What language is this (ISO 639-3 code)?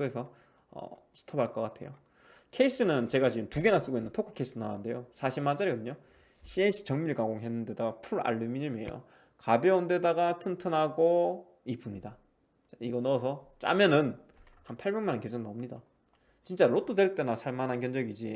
kor